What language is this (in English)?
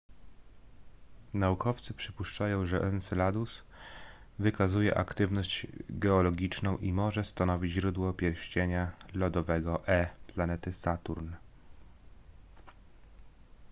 Polish